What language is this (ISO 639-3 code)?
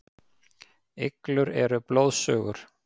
isl